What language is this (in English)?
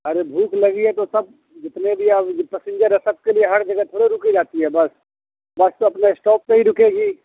Urdu